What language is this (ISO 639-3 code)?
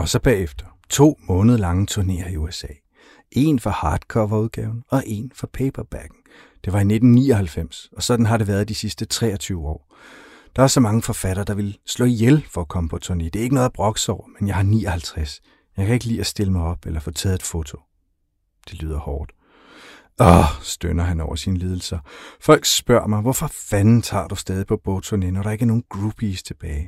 dan